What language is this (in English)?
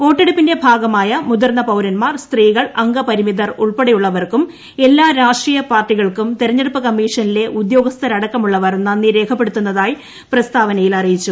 Malayalam